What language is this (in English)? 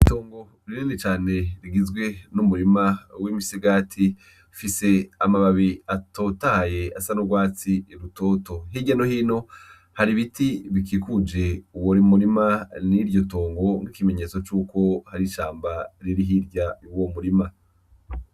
Rundi